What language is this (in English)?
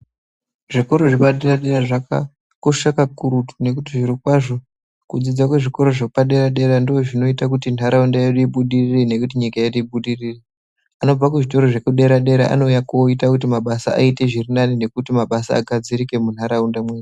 Ndau